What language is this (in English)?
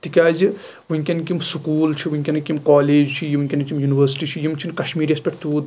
Kashmiri